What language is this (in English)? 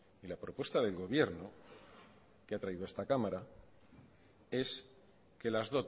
Spanish